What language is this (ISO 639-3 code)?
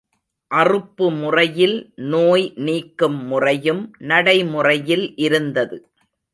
tam